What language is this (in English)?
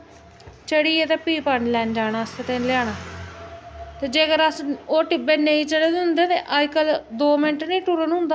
Dogri